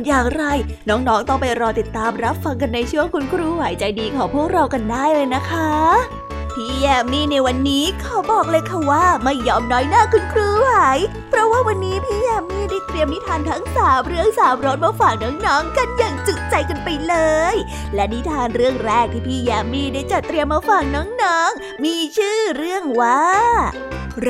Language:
Thai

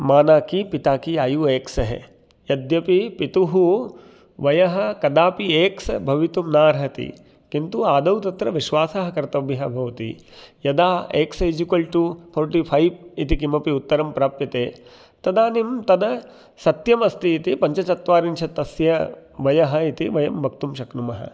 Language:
Sanskrit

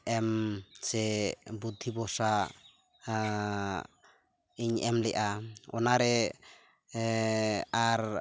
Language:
Santali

